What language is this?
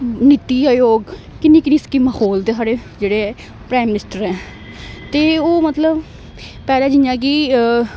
Dogri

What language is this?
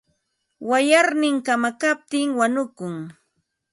Ambo-Pasco Quechua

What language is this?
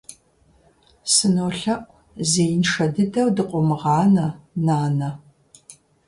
Kabardian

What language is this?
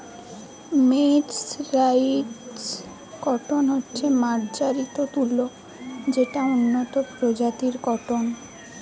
Bangla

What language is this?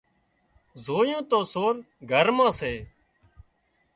Wadiyara Koli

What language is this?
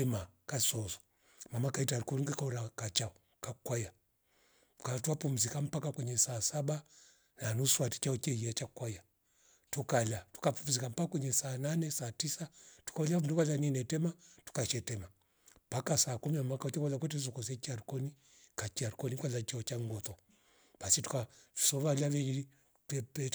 Rombo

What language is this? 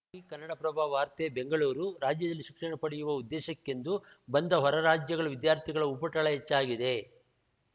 Kannada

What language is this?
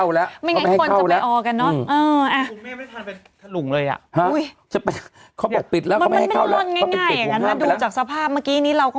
Thai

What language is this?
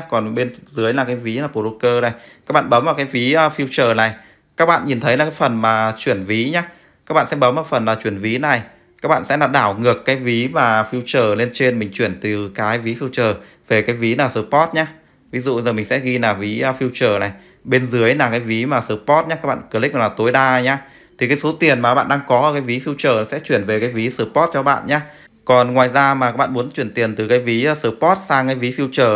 Vietnamese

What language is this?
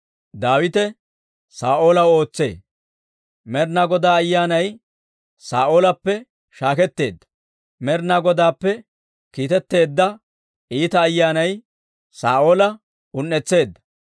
Dawro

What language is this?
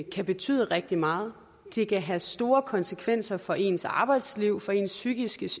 Danish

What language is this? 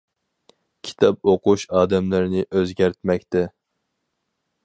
Uyghur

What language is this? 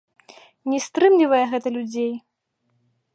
Belarusian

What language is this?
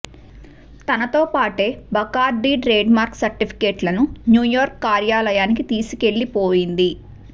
Telugu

